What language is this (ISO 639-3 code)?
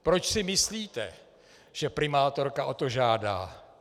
ces